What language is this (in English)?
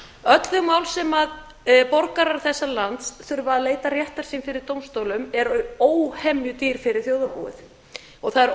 Icelandic